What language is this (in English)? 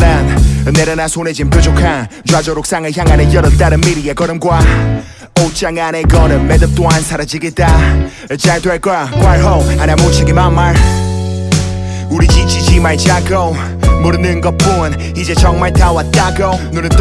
Japanese